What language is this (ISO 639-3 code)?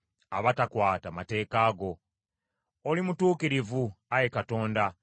lug